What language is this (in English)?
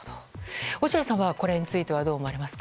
Japanese